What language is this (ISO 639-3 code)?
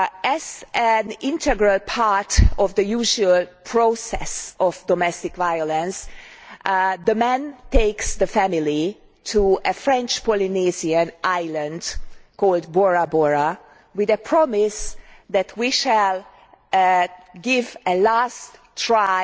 eng